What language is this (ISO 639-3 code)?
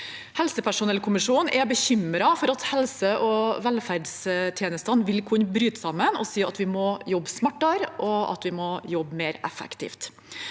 nor